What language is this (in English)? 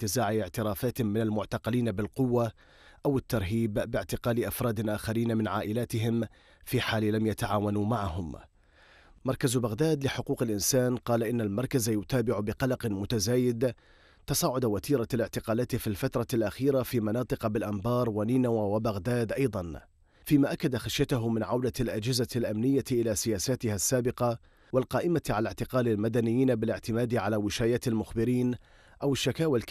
Arabic